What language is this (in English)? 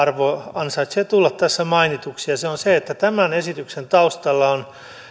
Finnish